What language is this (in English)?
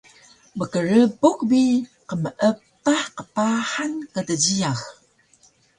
Taroko